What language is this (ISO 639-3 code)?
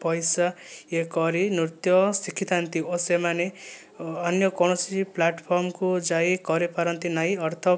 ori